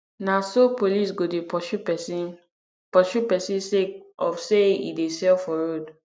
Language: Nigerian Pidgin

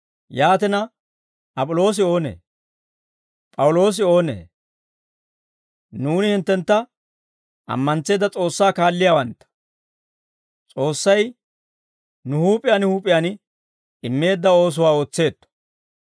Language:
Dawro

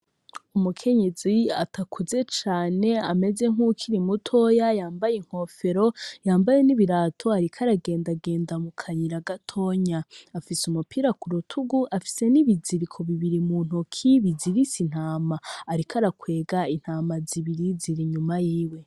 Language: Rundi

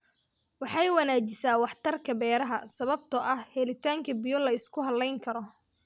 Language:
Somali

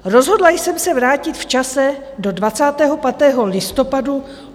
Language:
Czech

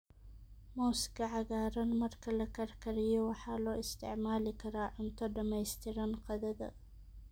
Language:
Somali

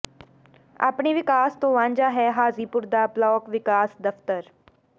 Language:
Punjabi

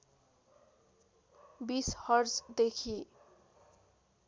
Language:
Nepali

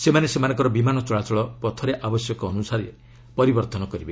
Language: Odia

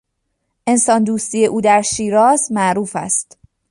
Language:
Persian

